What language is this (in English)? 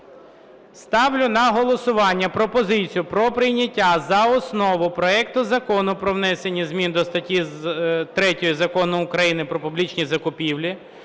Ukrainian